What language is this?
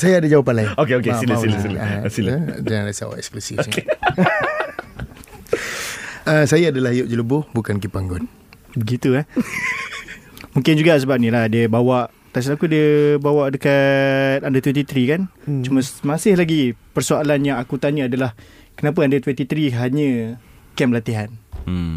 Malay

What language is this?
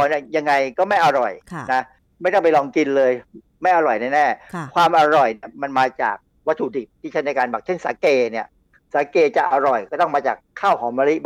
Thai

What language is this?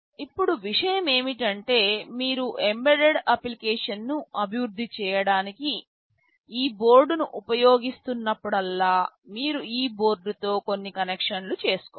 Telugu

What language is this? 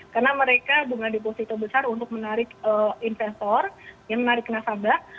Indonesian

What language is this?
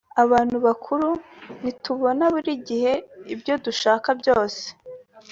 Kinyarwanda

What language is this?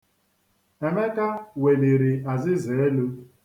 Igbo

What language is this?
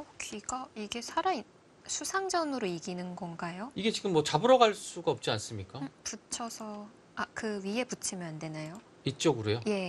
Korean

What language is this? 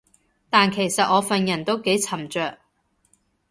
Cantonese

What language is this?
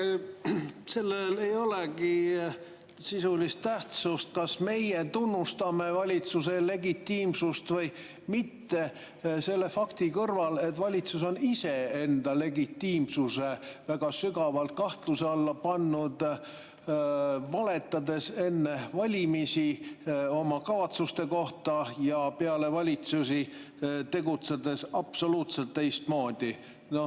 Estonian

